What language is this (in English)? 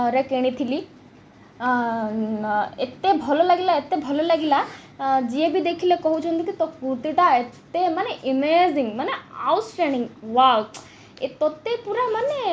Odia